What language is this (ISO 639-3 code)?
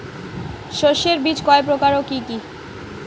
ben